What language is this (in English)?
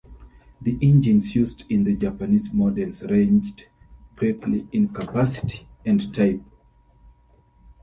English